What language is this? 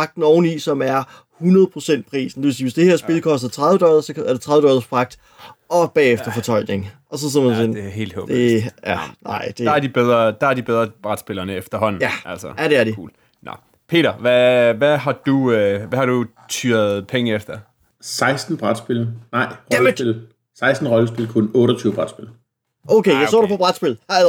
Danish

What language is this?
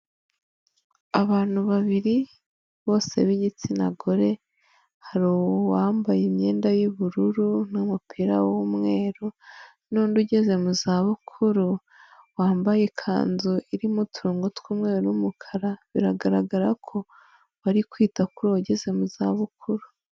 Kinyarwanda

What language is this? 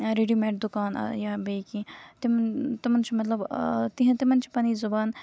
Kashmiri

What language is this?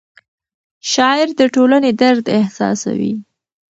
Pashto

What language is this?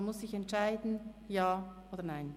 Swiss German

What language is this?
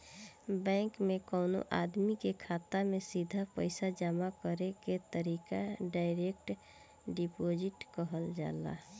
Bhojpuri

